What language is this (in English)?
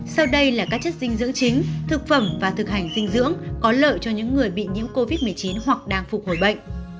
Vietnamese